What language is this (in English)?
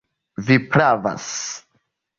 Esperanto